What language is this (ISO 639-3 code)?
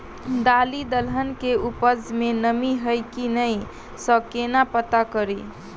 mai